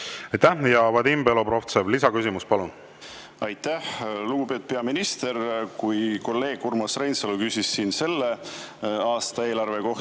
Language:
Estonian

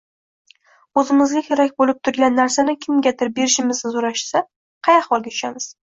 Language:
Uzbek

